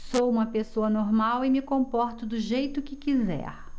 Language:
Portuguese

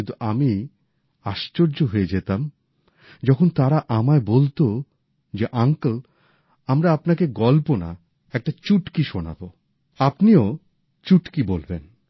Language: Bangla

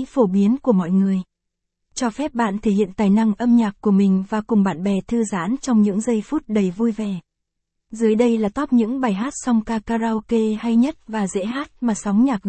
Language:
Vietnamese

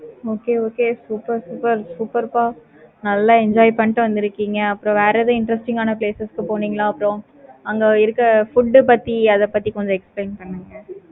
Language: Tamil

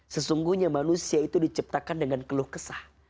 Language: Indonesian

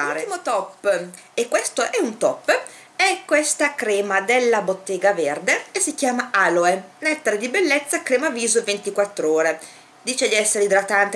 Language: Italian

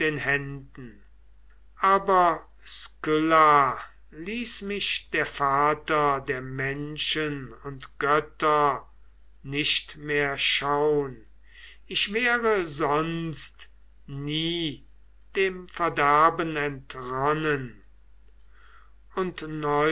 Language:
German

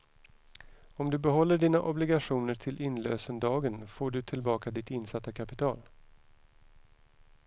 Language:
Swedish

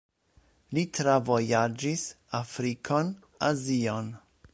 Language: Esperanto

